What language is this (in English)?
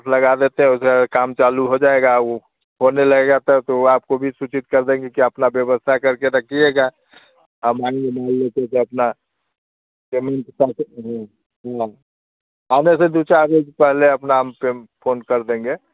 Hindi